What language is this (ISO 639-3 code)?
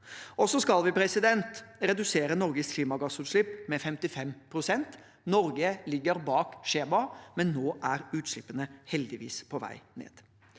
nor